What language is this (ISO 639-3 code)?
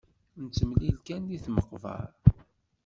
kab